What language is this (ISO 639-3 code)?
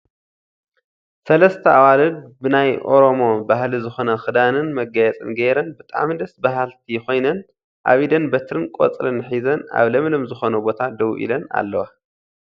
tir